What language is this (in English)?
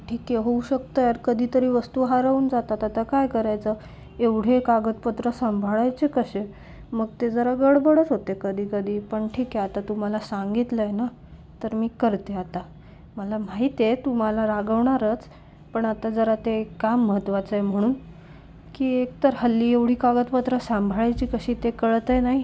Marathi